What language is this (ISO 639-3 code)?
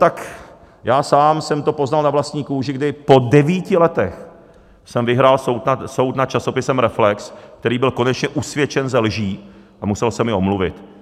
ces